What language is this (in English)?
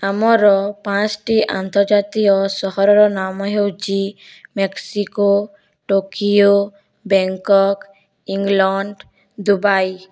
Odia